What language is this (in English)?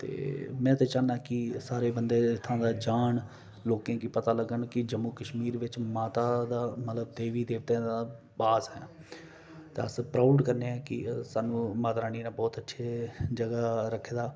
Dogri